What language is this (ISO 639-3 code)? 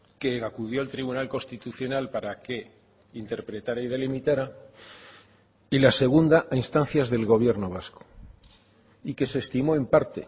spa